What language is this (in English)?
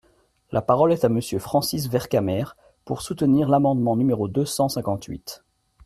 French